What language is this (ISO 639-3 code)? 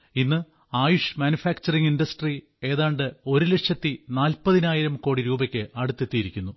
mal